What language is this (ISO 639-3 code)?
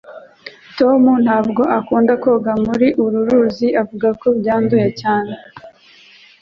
kin